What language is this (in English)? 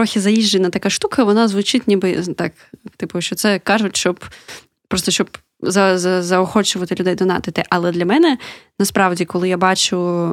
Ukrainian